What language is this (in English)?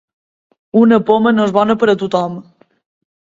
Catalan